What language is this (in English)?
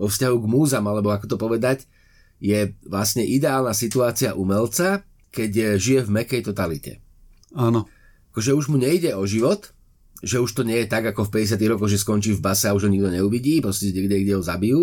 Slovak